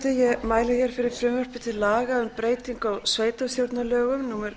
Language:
Icelandic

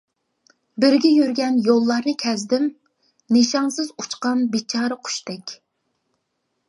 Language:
Uyghur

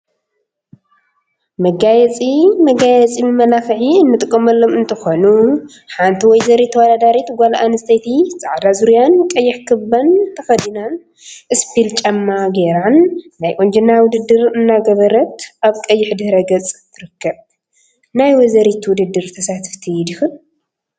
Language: Tigrinya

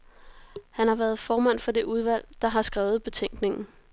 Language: Danish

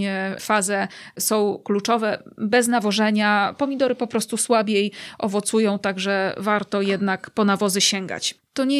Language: Polish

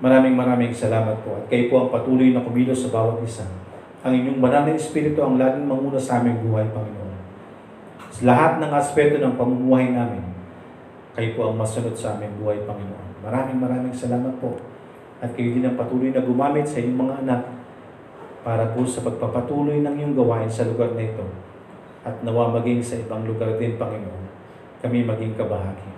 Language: Filipino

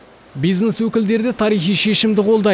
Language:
Kazakh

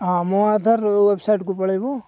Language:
Odia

